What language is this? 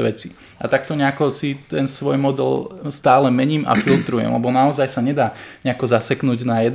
Slovak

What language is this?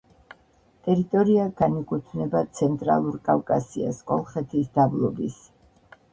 Georgian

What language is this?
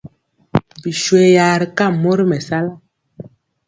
Mpiemo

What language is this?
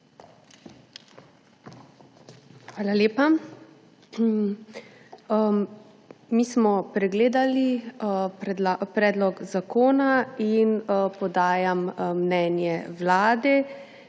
Slovenian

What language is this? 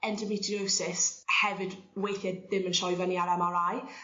Welsh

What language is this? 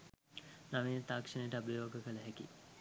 Sinhala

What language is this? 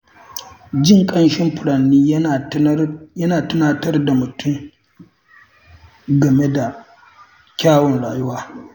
Hausa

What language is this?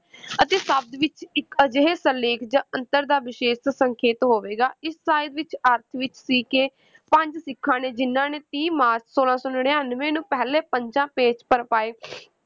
Punjabi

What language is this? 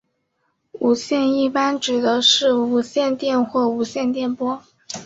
Chinese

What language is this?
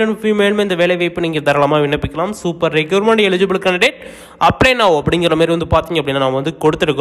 Romanian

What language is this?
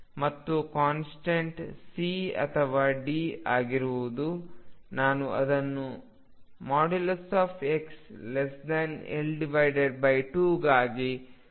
Kannada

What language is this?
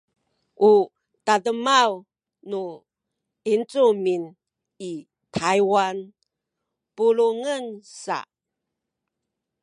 Sakizaya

